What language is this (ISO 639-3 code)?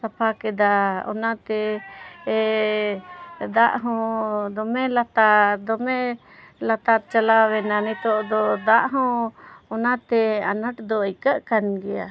sat